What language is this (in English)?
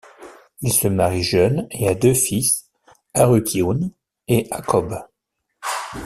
French